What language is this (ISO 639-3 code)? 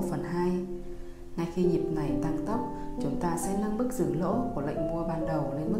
vie